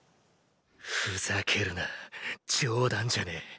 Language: Japanese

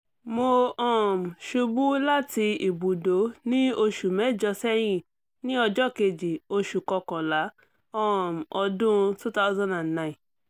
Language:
Yoruba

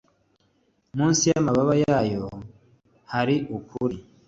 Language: Kinyarwanda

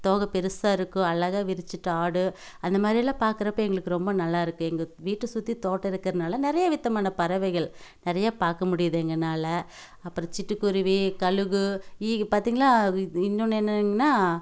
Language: Tamil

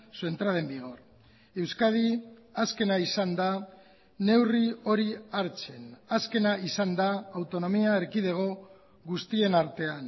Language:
Basque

